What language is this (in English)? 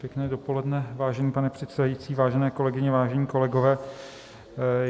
Czech